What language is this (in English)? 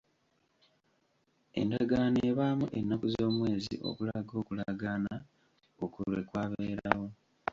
Ganda